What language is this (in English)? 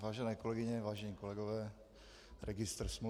Czech